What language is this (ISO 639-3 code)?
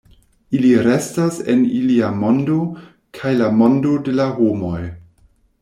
epo